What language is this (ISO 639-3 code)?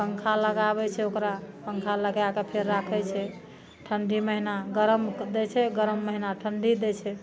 mai